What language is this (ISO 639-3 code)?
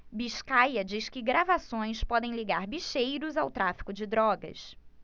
por